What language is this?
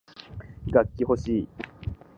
Japanese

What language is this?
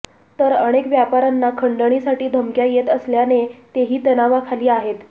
Marathi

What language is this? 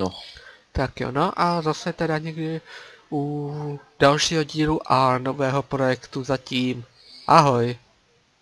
Czech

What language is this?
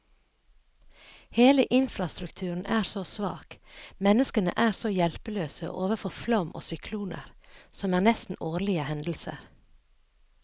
Norwegian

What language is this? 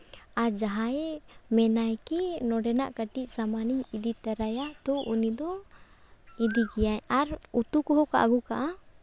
Santali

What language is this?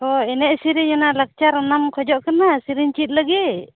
Santali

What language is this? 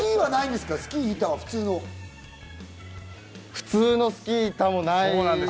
Japanese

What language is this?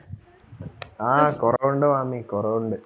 Malayalam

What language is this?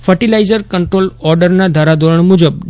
Gujarati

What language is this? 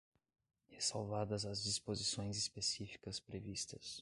Portuguese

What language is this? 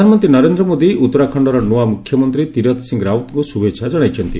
Odia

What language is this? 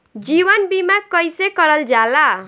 Bhojpuri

